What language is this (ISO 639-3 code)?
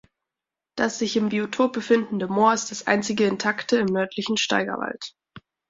deu